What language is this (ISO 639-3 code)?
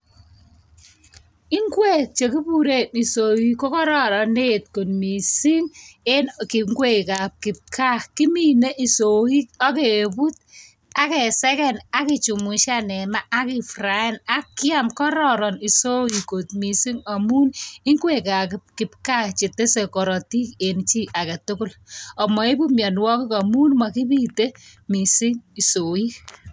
kln